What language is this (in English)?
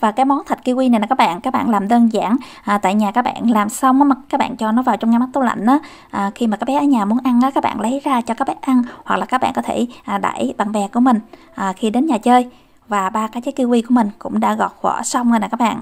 Vietnamese